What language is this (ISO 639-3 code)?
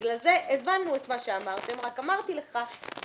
heb